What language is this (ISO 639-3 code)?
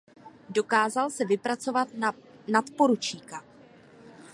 ces